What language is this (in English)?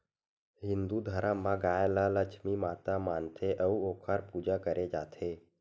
Chhattisgarhi